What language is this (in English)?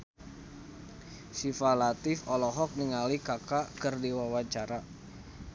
Sundanese